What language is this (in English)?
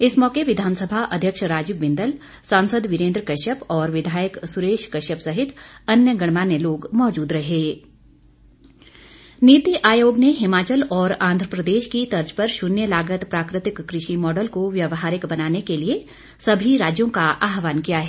Hindi